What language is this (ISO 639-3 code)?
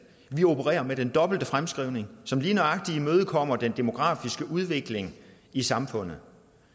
dan